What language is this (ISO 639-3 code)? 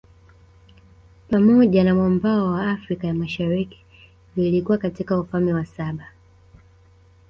swa